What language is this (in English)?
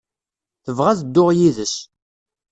Kabyle